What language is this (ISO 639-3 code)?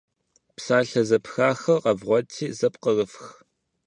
kbd